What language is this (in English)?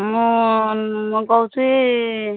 Odia